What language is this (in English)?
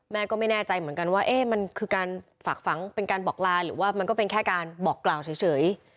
Thai